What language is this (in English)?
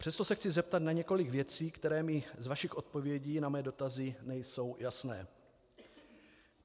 Czech